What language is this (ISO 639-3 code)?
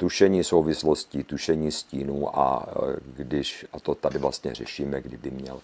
ces